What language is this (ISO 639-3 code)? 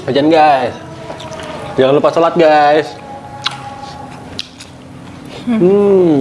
ind